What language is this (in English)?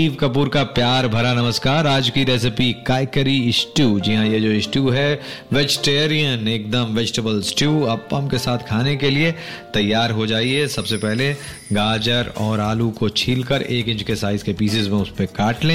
Hindi